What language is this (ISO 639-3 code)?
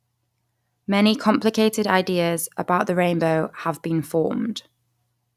eng